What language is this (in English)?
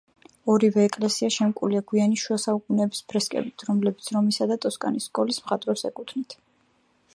Georgian